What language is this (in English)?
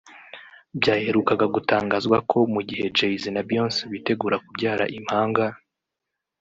Kinyarwanda